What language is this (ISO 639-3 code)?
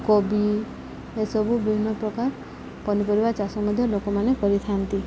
ori